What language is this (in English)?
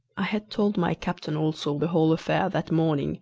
English